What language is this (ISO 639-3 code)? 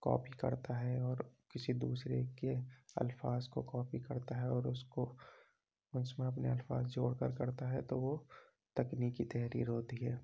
urd